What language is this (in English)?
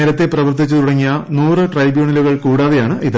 Malayalam